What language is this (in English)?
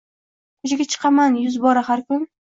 Uzbek